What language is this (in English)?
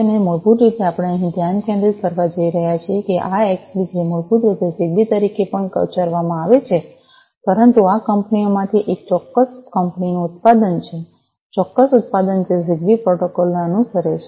Gujarati